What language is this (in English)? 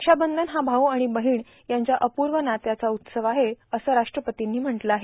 Marathi